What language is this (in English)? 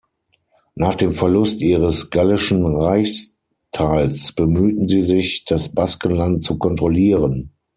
German